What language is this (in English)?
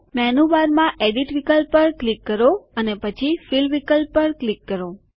Gujarati